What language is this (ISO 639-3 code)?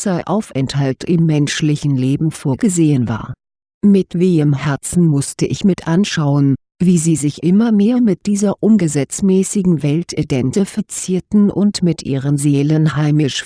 deu